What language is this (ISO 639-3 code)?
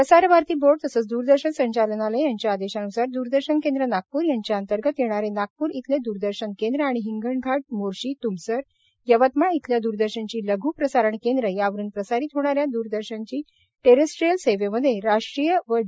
mar